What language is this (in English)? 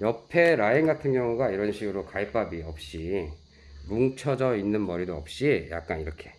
Korean